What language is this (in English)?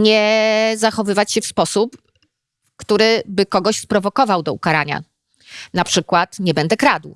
Polish